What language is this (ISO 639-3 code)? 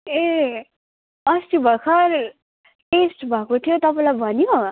nep